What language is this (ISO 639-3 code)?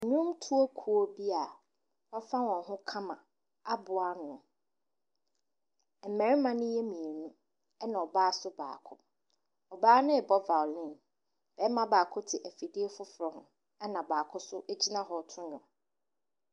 aka